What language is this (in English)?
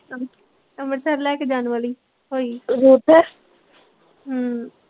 Punjabi